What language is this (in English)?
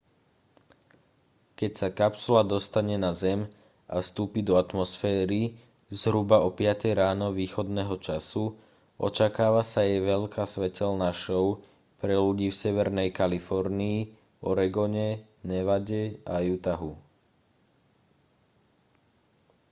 Slovak